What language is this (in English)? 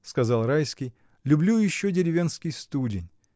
Russian